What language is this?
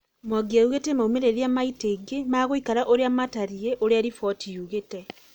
Kikuyu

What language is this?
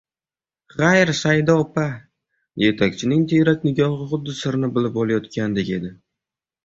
Uzbek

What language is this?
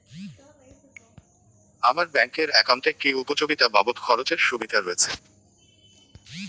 Bangla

